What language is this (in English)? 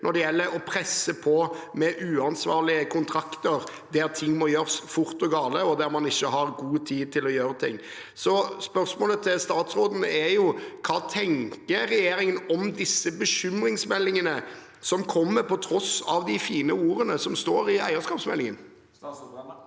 Norwegian